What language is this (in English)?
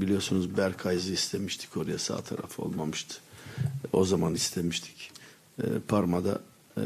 Turkish